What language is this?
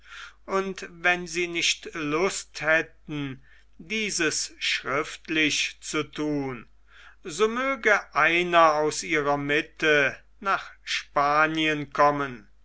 German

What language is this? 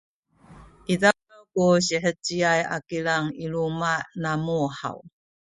Sakizaya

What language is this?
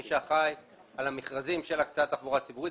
Hebrew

